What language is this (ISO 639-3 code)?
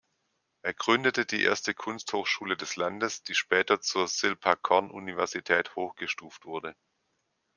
deu